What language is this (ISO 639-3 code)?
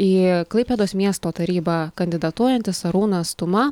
lit